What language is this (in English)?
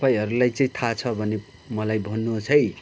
Nepali